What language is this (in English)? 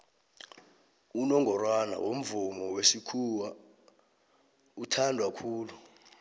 South Ndebele